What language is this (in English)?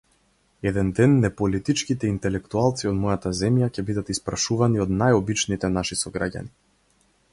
Macedonian